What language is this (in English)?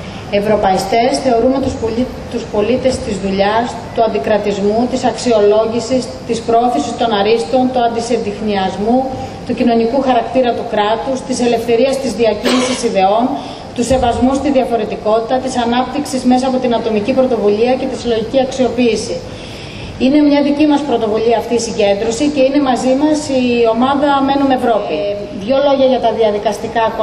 Greek